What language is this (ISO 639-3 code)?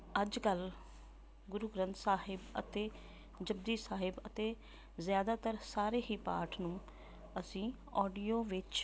pan